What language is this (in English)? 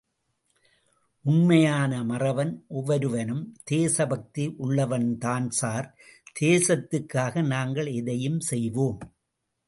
Tamil